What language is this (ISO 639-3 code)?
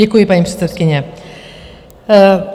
ces